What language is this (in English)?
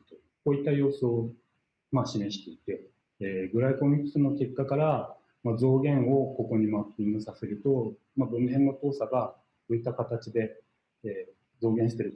Japanese